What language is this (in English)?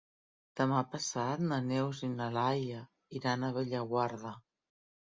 Catalan